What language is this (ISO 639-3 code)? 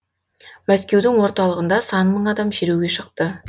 kaz